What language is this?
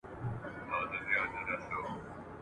Pashto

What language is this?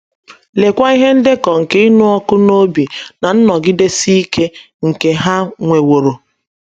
Igbo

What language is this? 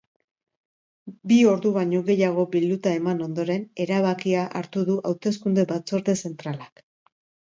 Basque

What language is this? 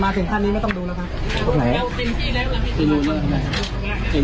Thai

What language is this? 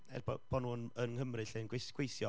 Welsh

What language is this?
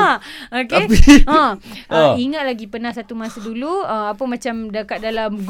Malay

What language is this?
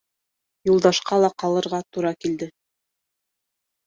Bashkir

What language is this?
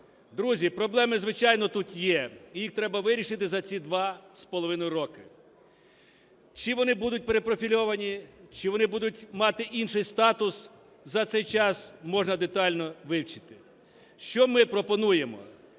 Ukrainian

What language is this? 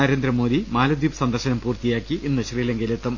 Malayalam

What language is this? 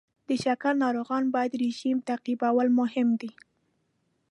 Pashto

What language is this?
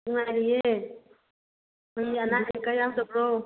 Manipuri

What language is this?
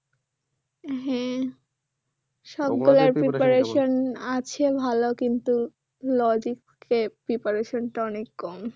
Bangla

